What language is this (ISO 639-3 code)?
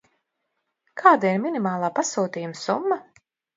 lav